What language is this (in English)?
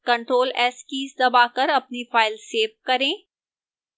Hindi